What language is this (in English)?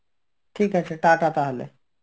Bangla